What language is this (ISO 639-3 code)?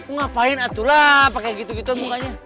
ind